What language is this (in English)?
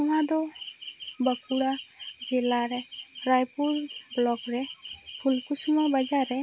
Santali